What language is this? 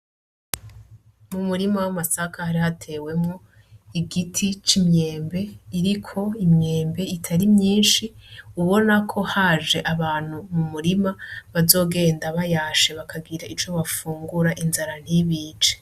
Rundi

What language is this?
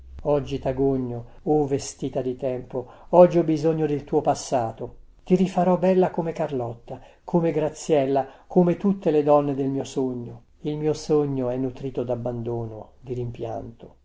Italian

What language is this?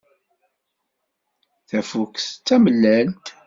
Kabyle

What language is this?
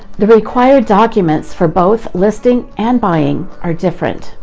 English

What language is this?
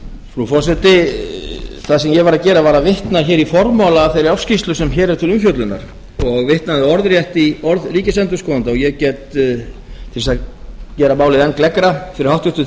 Icelandic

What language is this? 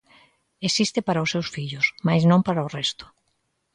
Galician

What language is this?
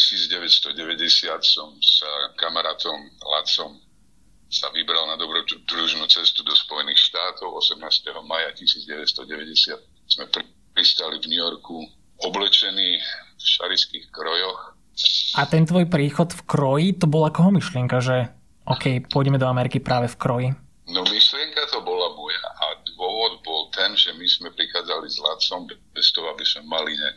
Slovak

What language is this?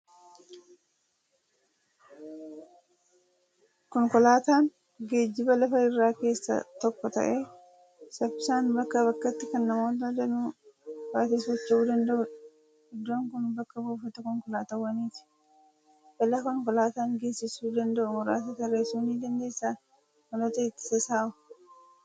Oromo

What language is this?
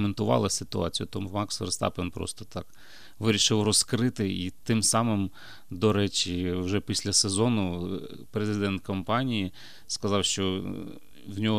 Ukrainian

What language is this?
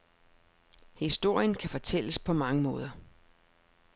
Danish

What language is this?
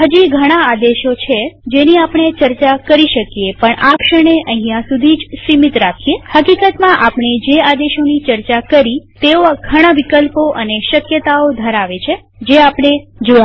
Gujarati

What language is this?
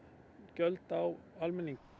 Icelandic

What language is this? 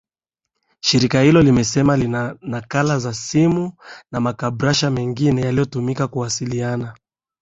Swahili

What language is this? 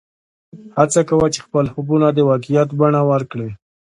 Pashto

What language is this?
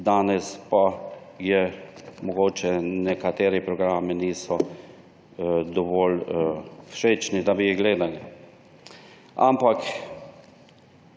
Slovenian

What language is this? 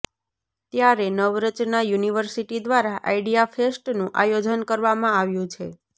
Gujarati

